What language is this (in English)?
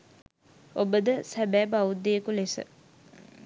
Sinhala